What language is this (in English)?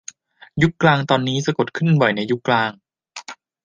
Thai